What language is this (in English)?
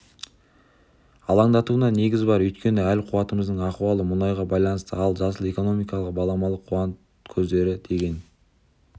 Kazakh